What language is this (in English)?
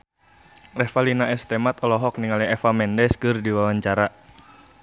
Sundanese